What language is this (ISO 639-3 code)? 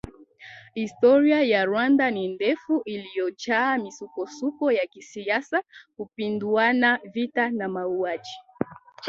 swa